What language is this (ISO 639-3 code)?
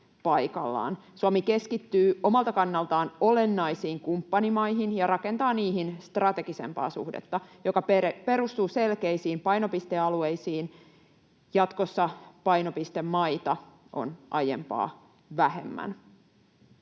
fin